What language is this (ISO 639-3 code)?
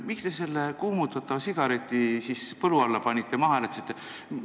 est